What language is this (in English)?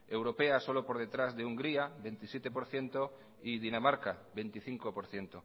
Spanish